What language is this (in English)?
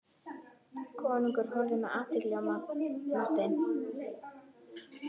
Icelandic